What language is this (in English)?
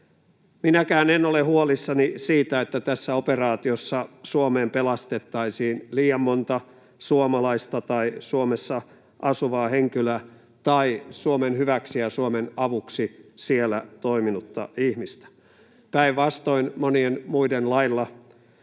Finnish